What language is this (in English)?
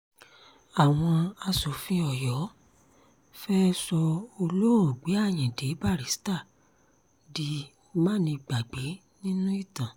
Yoruba